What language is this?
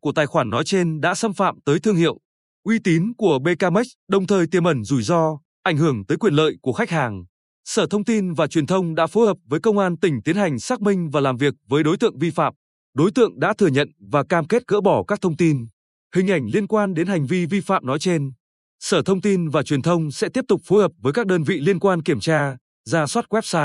Vietnamese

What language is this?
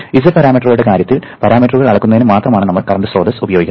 Malayalam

